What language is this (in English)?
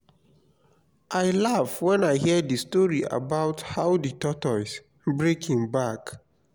Nigerian Pidgin